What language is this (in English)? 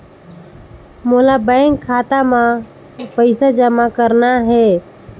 Chhattisgarhi